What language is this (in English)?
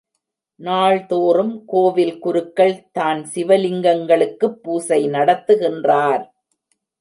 Tamil